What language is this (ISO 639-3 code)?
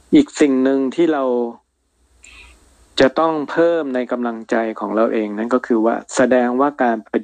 tha